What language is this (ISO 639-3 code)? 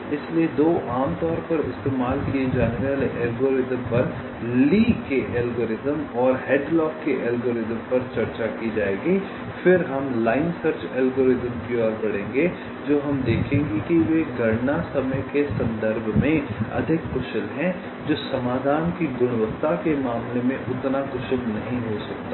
hin